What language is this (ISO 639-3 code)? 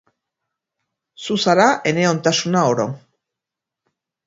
eus